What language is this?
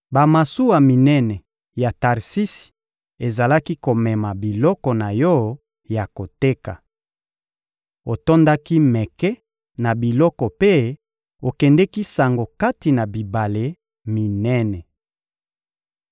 Lingala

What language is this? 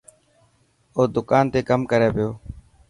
Dhatki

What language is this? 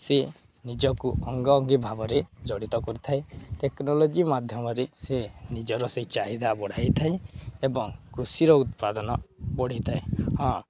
Odia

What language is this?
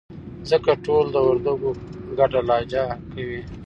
Pashto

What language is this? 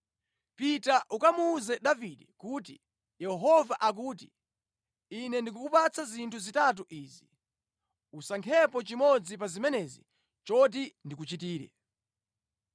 Nyanja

